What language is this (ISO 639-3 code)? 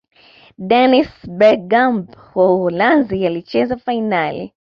swa